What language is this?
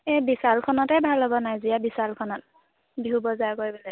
Assamese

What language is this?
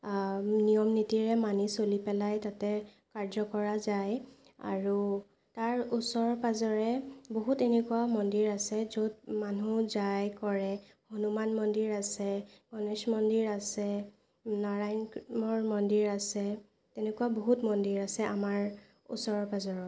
Assamese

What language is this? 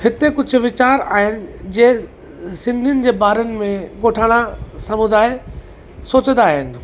Sindhi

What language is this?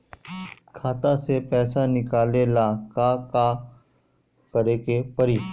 Bhojpuri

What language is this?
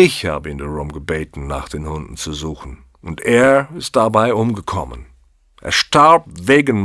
German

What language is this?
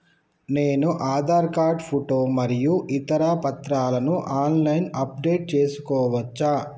Telugu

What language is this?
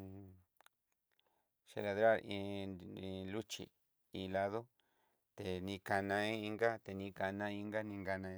Southeastern Nochixtlán Mixtec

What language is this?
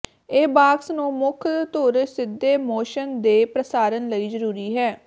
Punjabi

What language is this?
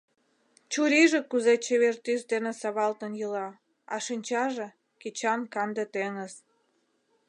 Mari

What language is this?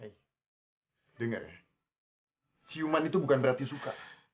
Indonesian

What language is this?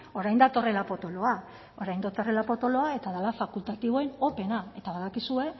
Basque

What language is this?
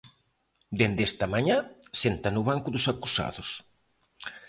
Galician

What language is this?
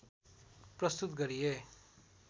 Nepali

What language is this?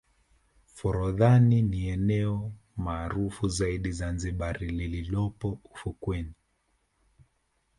Swahili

